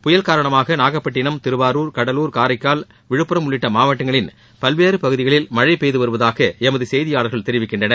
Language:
Tamil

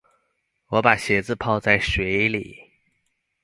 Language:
Chinese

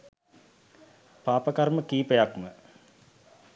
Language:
Sinhala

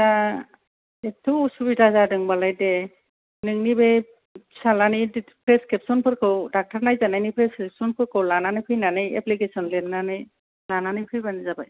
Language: Bodo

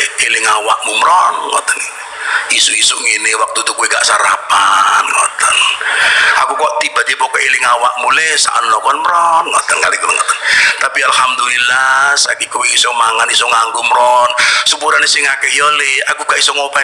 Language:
Indonesian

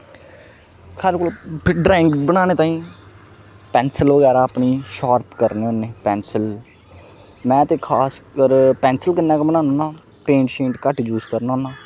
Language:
Dogri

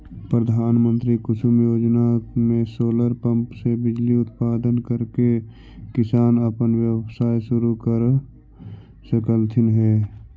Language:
Magahi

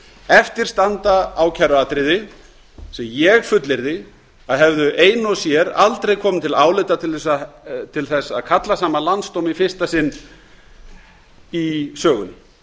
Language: Icelandic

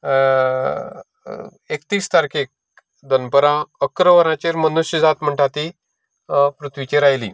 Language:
Konkani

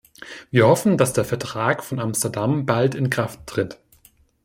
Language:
German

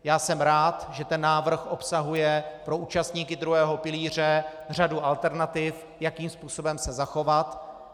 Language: Czech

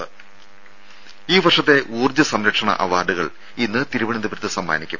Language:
Malayalam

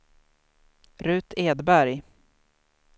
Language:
Swedish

